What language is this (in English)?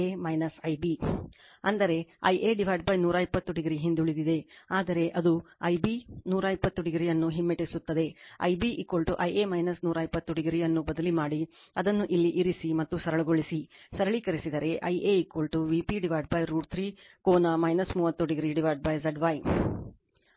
Kannada